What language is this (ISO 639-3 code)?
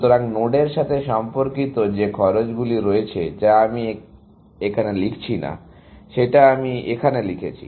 ben